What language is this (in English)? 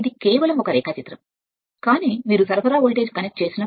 Telugu